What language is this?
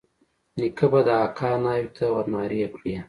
Pashto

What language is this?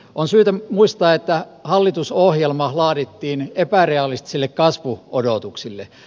Finnish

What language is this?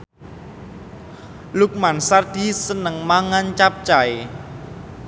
Javanese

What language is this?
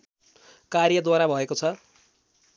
Nepali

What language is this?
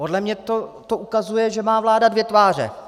Czech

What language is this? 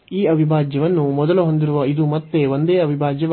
Kannada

